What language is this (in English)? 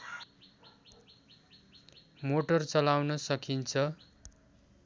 Nepali